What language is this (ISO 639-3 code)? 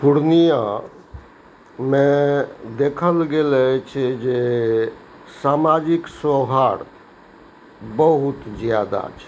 mai